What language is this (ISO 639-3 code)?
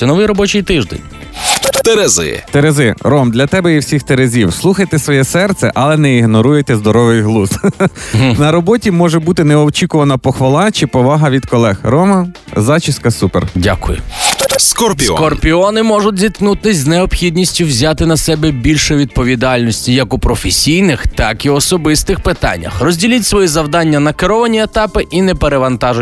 ukr